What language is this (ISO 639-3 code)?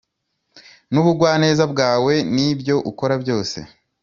kin